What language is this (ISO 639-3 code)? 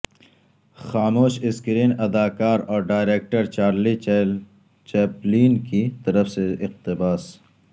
urd